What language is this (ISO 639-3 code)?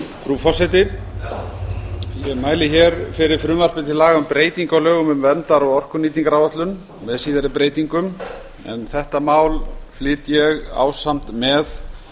isl